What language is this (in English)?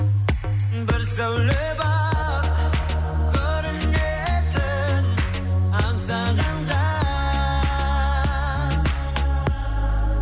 Kazakh